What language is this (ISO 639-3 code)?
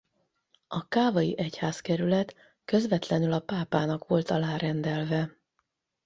hun